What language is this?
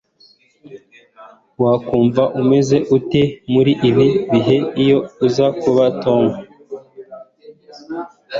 Kinyarwanda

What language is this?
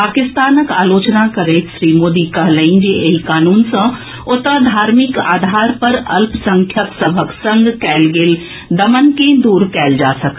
Maithili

